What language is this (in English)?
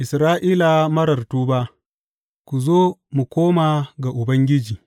Hausa